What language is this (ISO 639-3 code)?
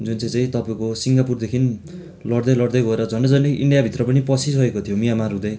nep